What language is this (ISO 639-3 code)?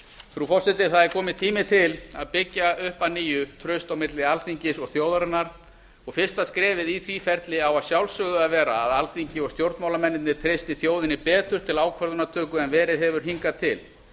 isl